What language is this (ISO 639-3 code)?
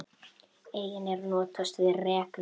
isl